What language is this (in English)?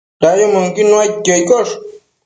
Matsés